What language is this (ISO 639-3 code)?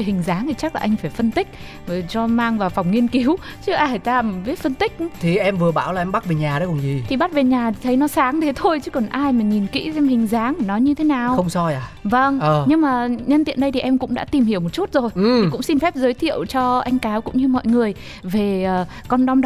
vie